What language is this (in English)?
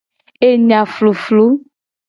Gen